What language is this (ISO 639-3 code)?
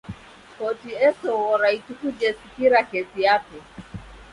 dav